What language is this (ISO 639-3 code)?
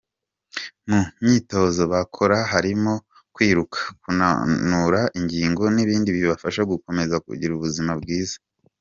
kin